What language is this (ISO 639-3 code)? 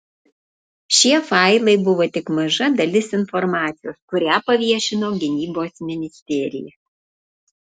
lit